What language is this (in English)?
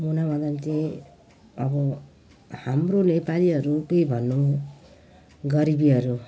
Nepali